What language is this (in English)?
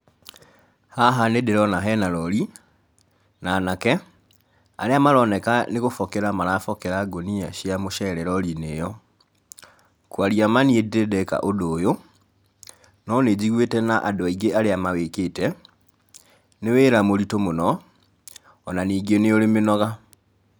Kikuyu